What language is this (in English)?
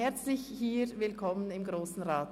Swiss German